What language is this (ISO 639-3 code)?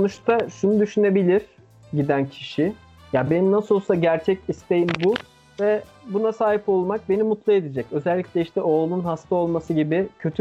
tur